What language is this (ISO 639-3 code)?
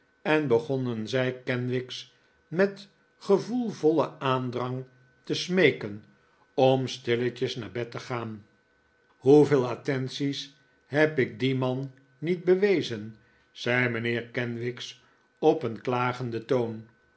nld